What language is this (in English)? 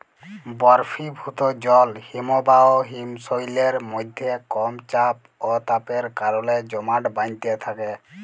Bangla